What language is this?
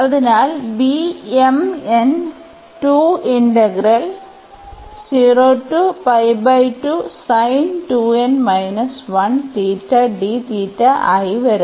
Malayalam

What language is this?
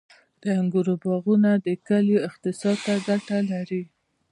Pashto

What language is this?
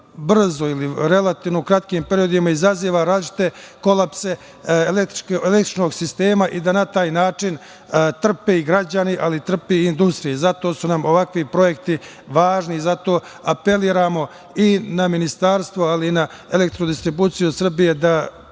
Serbian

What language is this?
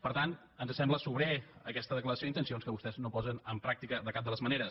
Catalan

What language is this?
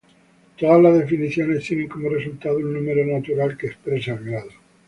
Spanish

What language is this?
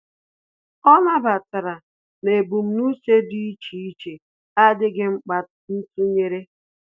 Igbo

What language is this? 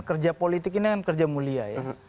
Indonesian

